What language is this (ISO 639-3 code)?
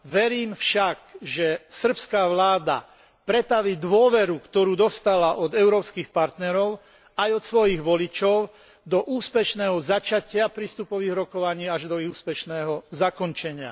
slk